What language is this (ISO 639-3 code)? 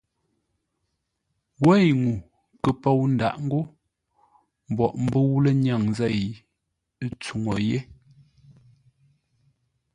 nla